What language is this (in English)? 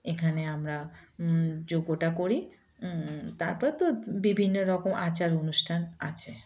Bangla